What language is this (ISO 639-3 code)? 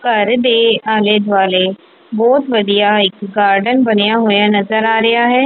pan